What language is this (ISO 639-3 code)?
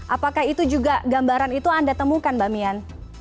ind